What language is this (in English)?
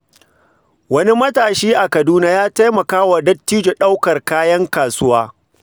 Hausa